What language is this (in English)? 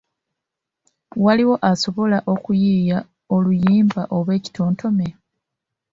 Ganda